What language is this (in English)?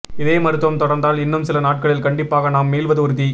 Tamil